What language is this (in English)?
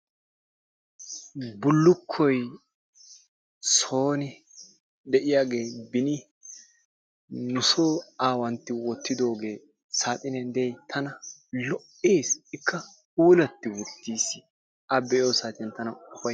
Wolaytta